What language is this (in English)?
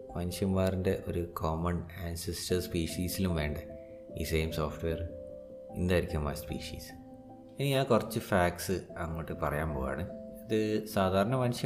Malayalam